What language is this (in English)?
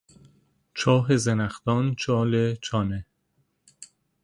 Persian